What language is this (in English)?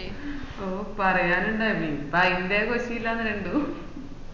Malayalam